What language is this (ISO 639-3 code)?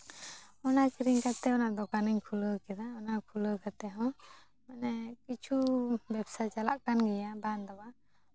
sat